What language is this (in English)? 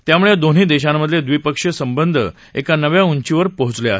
Marathi